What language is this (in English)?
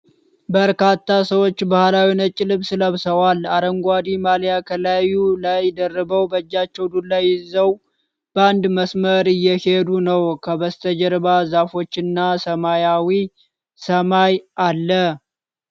Amharic